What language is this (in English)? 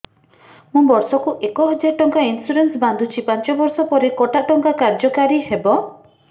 Odia